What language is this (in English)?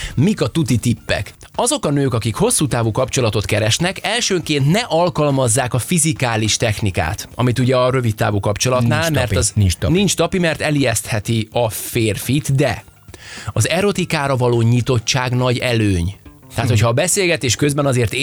Hungarian